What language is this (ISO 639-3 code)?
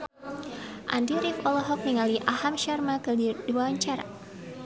sun